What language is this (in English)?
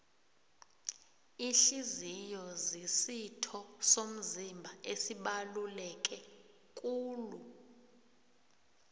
South Ndebele